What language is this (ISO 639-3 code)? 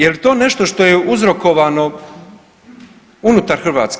hrv